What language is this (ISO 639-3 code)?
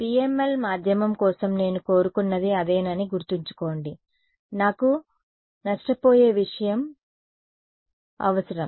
tel